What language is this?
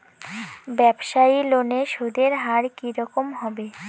Bangla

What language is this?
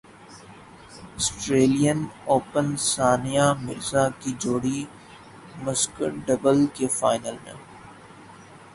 Urdu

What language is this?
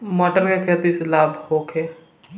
Bhojpuri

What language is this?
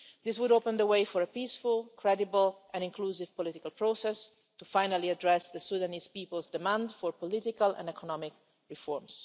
English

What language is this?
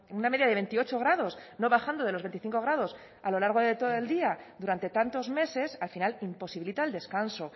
Spanish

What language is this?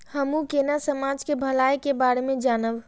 Maithili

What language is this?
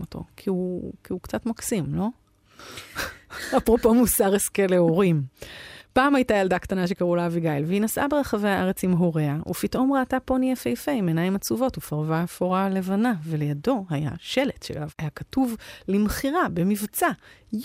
Hebrew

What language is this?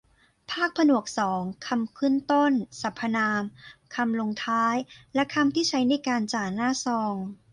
Thai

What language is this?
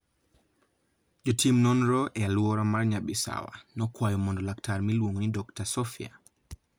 Luo (Kenya and Tanzania)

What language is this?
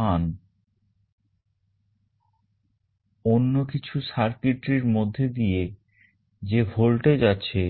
Bangla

